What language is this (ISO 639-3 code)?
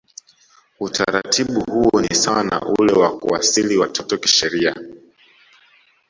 swa